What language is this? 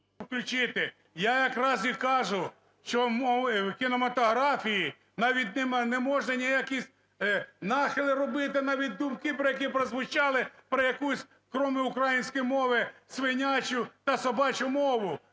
Ukrainian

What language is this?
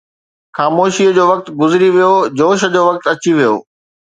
Sindhi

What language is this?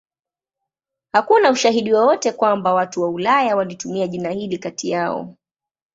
Swahili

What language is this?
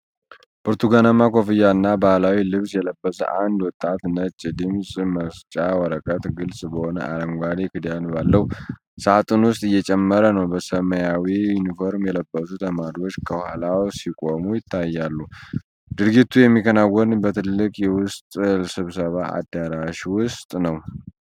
Amharic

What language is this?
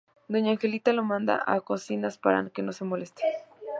Spanish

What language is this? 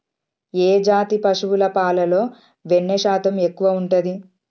Telugu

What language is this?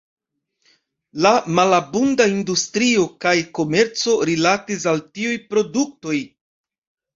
Esperanto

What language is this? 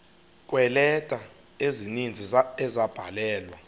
Xhosa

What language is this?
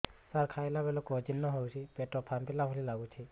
Odia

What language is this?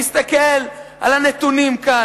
Hebrew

